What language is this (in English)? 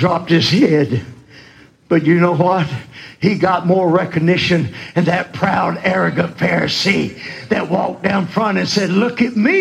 English